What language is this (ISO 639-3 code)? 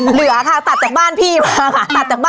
tha